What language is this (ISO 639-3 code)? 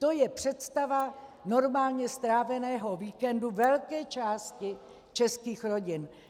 ces